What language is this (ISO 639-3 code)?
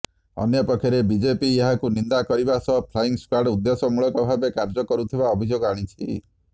ori